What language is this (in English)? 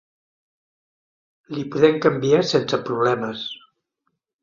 Catalan